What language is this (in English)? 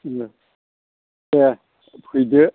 Bodo